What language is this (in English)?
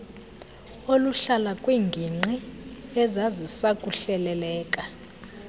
Xhosa